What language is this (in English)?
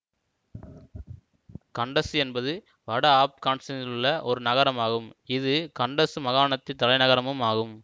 Tamil